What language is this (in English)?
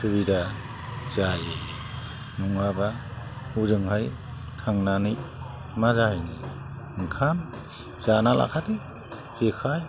Bodo